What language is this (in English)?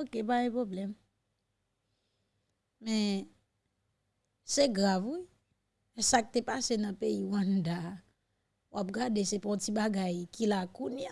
French